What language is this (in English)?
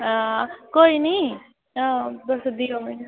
Dogri